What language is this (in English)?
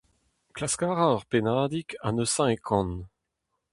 Breton